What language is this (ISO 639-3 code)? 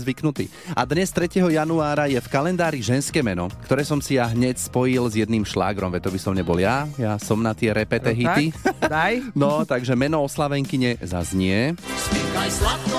slk